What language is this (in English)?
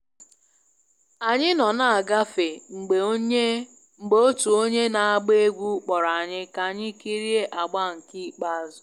Igbo